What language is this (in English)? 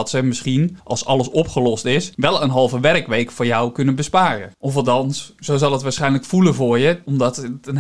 Dutch